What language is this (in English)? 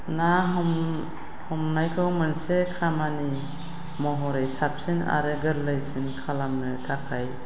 Bodo